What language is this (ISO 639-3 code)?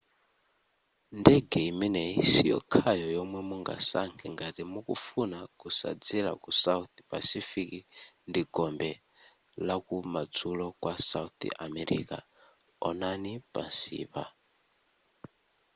nya